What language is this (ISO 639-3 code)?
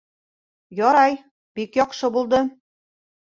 bak